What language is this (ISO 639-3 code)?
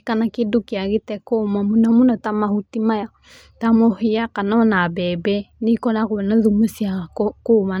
kik